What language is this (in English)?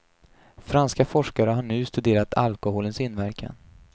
Swedish